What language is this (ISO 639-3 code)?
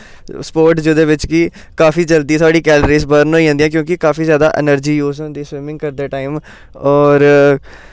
doi